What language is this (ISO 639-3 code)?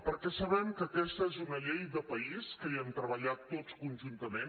cat